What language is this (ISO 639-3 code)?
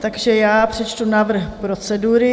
ces